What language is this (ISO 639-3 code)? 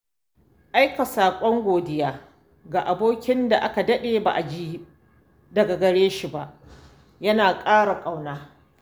hau